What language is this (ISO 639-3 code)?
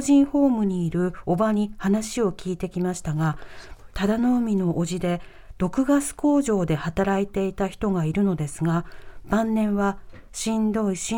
jpn